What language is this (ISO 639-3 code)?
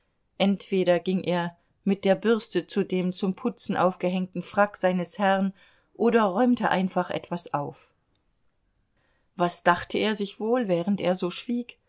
deu